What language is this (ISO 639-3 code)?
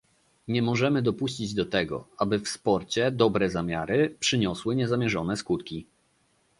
pol